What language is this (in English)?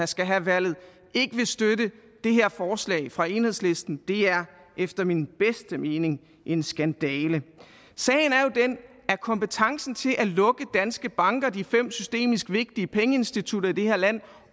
Danish